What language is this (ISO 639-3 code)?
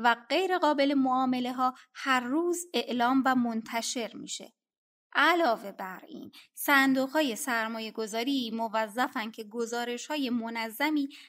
fas